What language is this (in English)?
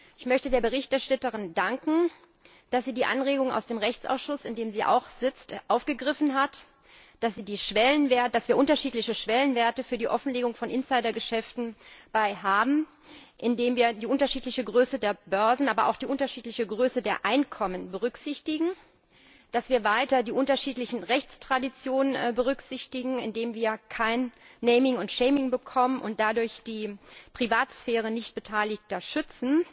German